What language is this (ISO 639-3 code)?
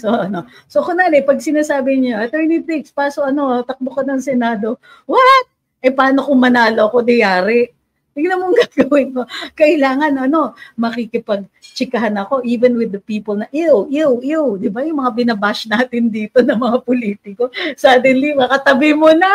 fil